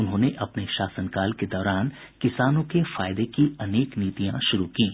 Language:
Hindi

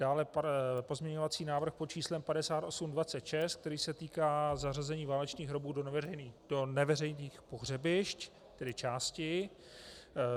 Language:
Czech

